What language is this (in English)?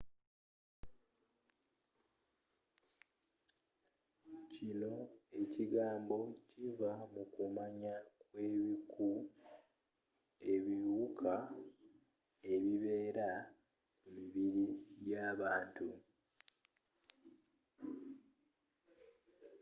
Ganda